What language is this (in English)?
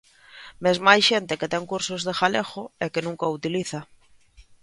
Galician